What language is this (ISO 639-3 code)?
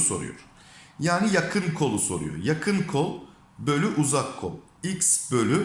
tur